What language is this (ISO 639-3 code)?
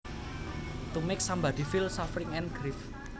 jav